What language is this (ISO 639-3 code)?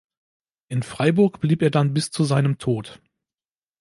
deu